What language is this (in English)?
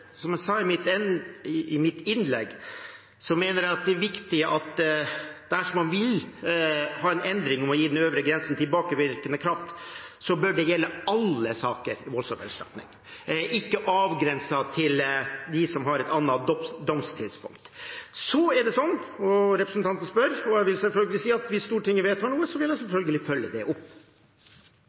Norwegian